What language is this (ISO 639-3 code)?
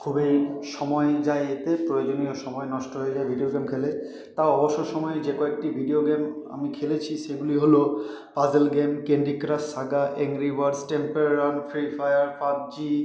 ben